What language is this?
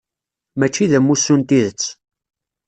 Kabyle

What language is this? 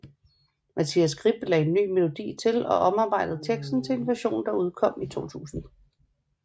Danish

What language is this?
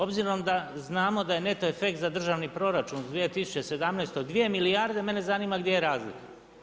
Croatian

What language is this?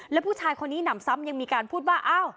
Thai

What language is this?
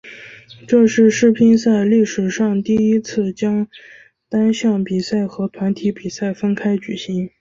Chinese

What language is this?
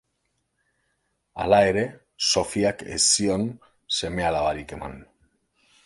Basque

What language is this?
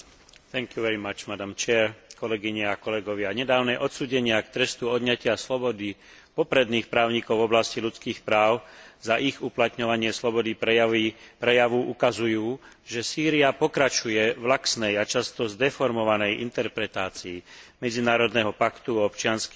Slovak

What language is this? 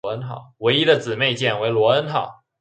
Chinese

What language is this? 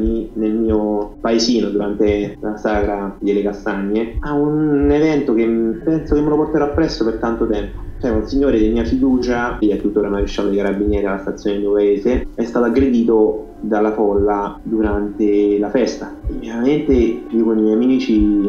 Italian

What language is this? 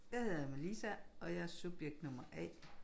Danish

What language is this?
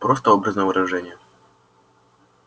Russian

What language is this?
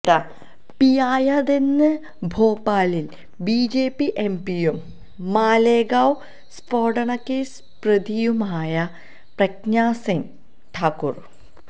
Malayalam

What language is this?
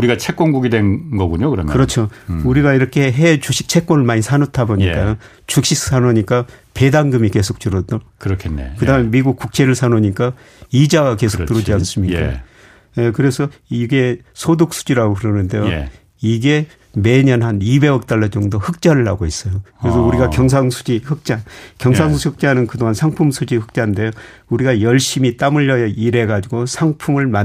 Korean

